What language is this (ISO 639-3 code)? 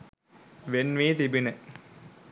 sin